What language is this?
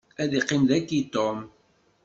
Kabyle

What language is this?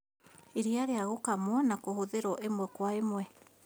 Kikuyu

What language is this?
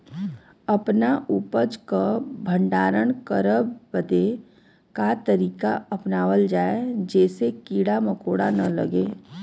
Bhojpuri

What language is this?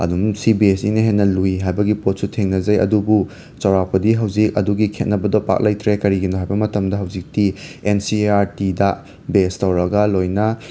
Manipuri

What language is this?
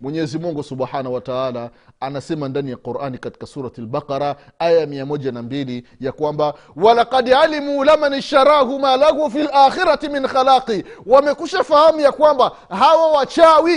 Swahili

